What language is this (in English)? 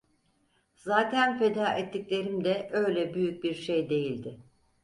Turkish